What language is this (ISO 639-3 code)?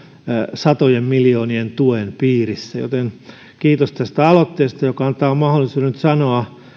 fin